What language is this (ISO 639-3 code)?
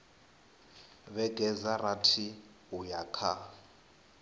ven